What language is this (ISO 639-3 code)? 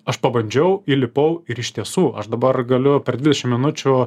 lit